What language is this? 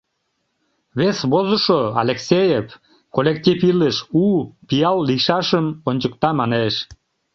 Mari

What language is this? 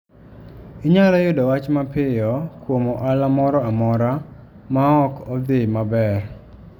Luo (Kenya and Tanzania)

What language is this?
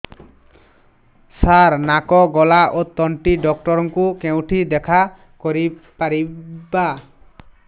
Odia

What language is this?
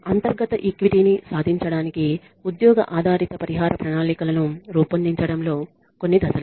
Telugu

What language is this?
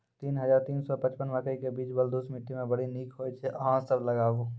Maithili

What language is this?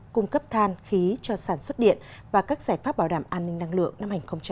Vietnamese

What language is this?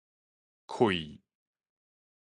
Min Nan Chinese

